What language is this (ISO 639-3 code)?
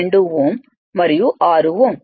tel